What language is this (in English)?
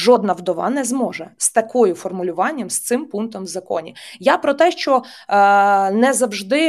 Ukrainian